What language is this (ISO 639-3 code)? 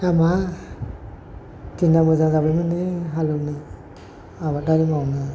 brx